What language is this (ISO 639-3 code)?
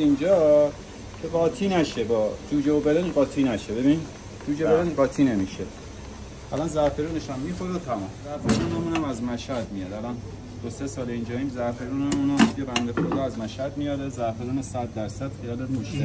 fas